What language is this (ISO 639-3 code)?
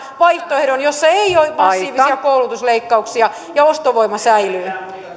fin